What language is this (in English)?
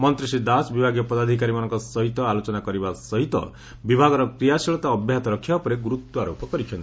Odia